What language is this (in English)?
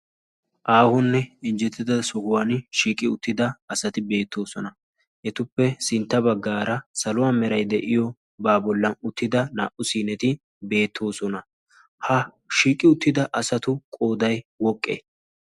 Wolaytta